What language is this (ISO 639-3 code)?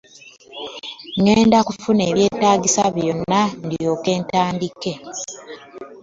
lug